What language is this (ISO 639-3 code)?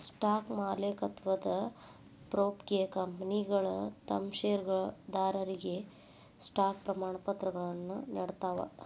kan